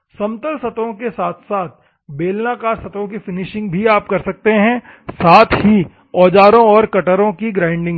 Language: Hindi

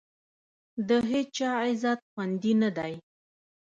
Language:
Pashto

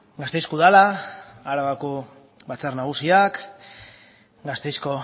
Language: Basque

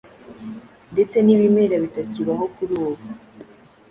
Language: Kinyarwanda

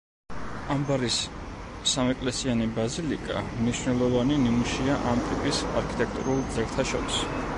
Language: Georgian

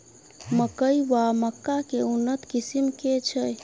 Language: Maithili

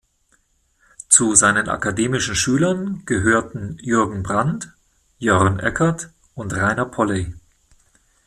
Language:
German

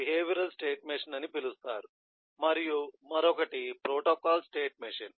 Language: Telugu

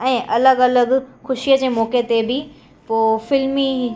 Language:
Sindhi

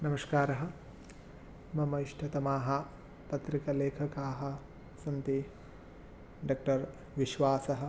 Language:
Sanskrit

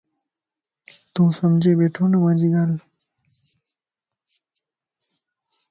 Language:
Lasi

